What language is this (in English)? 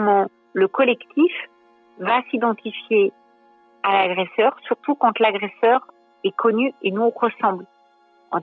French